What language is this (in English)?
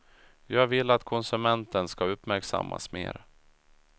Swedish